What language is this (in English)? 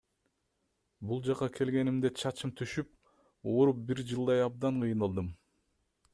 Kyrgyz